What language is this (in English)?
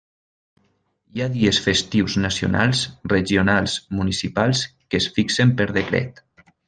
Catalan